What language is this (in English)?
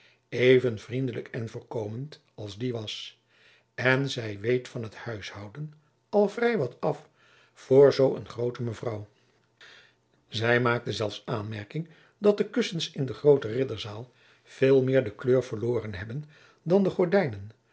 Dutch